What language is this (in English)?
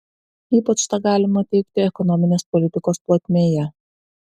Lithuanian